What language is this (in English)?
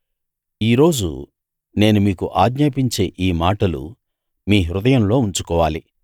Telugu